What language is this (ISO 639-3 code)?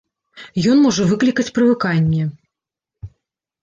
bel